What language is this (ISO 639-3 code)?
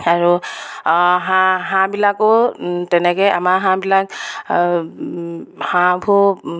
asm